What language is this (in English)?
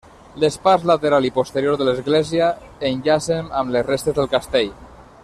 Catalan